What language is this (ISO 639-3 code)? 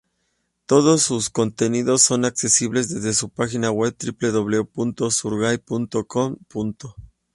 spa